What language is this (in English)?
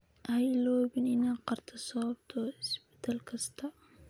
Somali